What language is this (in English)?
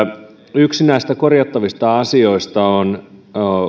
Finnish